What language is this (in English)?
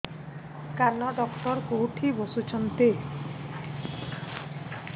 Odia